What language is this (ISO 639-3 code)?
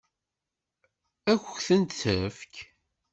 kab